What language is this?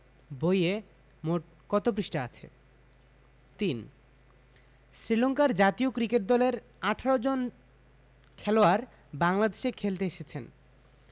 Bangla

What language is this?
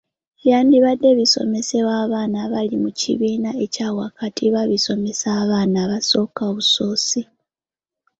Ganda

